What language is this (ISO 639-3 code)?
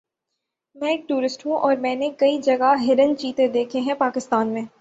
urd